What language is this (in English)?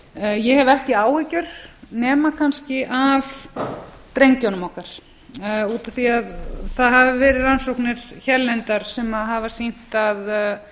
Icelandic